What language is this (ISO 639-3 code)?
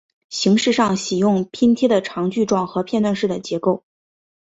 zho